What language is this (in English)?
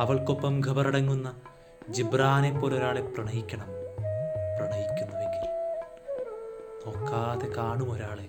Malayalam